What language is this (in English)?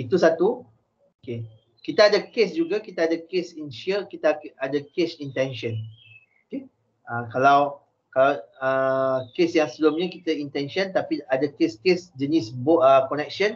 Malay